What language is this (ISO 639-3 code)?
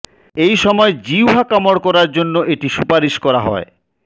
ben